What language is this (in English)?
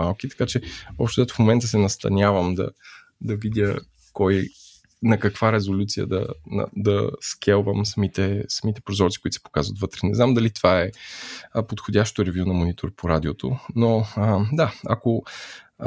Bulgarian